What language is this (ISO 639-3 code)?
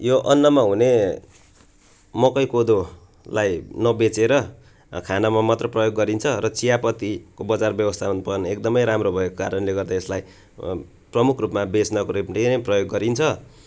nep